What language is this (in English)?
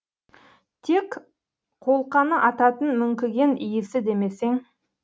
Kazakh